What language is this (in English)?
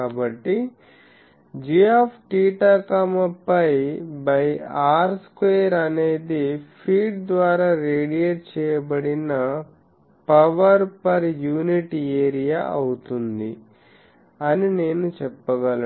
Telugu